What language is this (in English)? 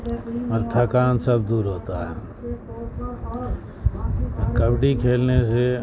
Urdu